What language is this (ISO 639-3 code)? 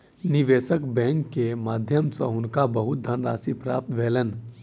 mai